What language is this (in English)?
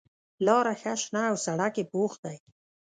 Pashto